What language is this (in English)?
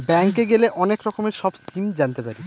Bangla